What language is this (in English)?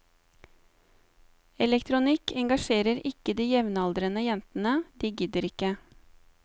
Norwegian